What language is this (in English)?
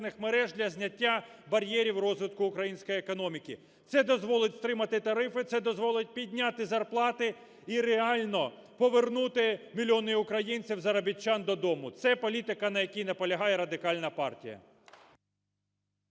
Ukrainian